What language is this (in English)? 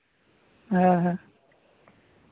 Santali